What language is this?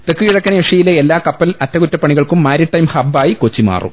Malayalam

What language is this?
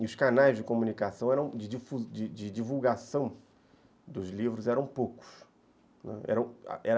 Portuguese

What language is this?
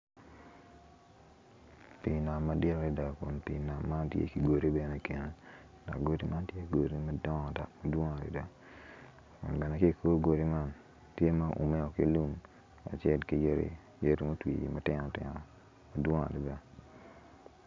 Acoli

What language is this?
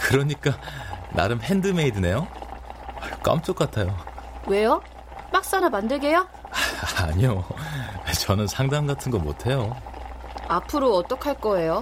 Korean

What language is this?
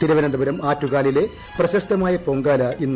Malayalam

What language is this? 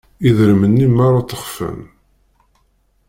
Kabyle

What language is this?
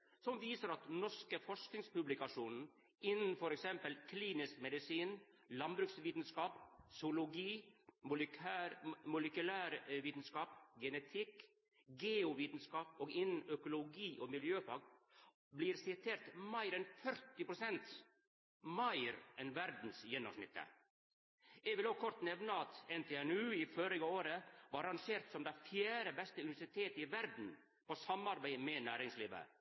Norwegian Nynorsk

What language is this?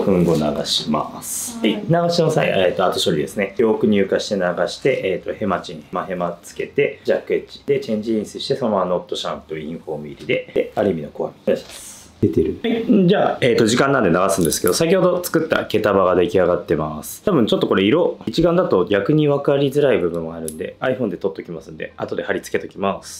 Japanese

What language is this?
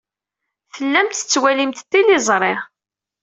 Kabyle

